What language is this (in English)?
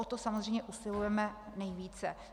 Czech